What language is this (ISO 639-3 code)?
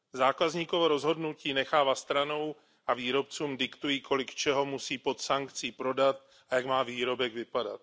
ces